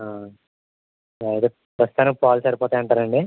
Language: Telugu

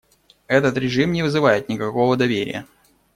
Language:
Russian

